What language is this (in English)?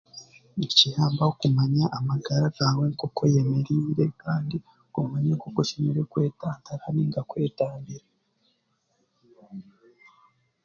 Chiga